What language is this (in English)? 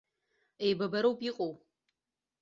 Abkhazian